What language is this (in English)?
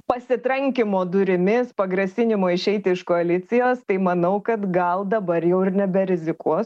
Lithuanian